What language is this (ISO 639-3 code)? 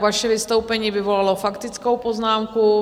ces